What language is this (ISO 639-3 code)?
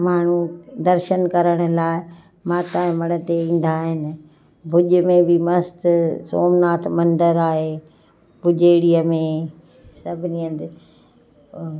snd